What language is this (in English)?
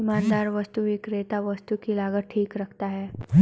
Hindi